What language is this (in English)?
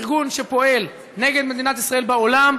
Hebrew